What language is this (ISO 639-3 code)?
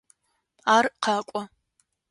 ady